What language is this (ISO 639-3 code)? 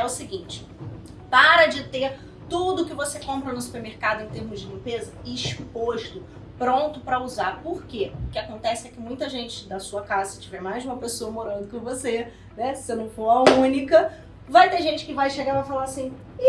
por